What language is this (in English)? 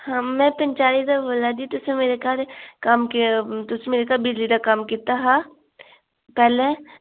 Dogri